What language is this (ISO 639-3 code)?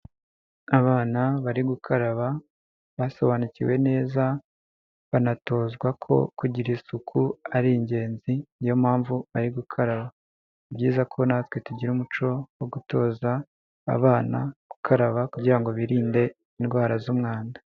kin